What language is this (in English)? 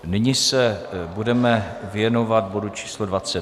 Czech